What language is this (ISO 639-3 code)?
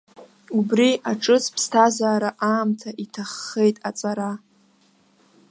abk